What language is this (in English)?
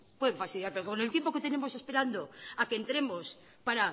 Spanish